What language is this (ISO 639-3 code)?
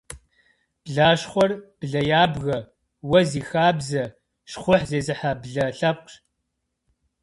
kbd